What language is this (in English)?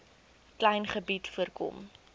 Afrikaans